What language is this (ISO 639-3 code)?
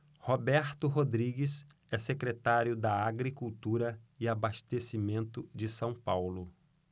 por